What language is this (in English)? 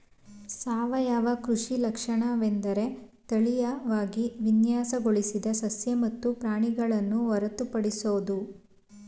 Kannada